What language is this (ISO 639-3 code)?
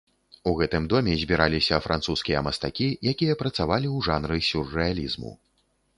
bel